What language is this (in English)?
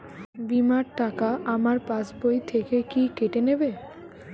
Bangla